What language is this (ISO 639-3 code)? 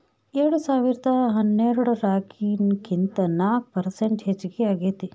kan